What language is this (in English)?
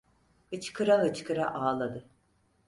Turkish